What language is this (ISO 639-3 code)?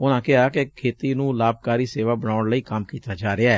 pan